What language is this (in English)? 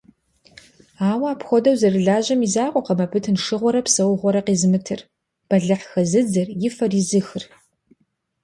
Kabardian